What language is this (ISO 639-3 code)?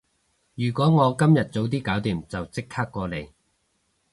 yue